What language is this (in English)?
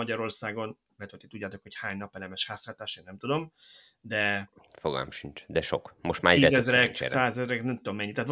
Hungarian